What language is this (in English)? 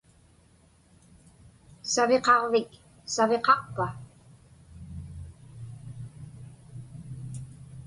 Inupiaq